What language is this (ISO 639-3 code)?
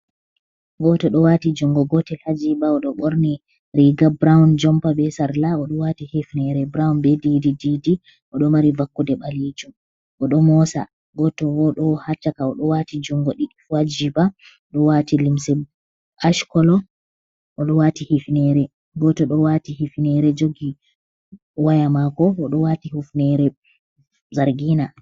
ful